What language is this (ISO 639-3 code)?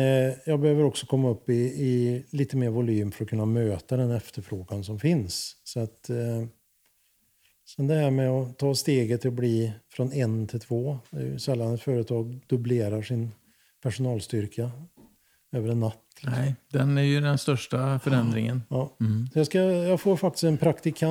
swe